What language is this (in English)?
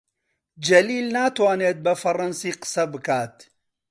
Central Kurdish